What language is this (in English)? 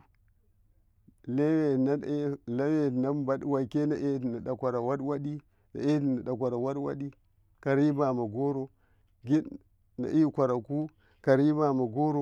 Karekare